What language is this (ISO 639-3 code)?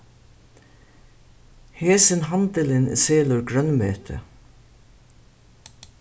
fao